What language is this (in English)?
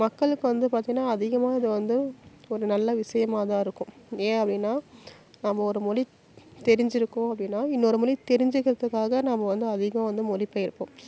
Tamil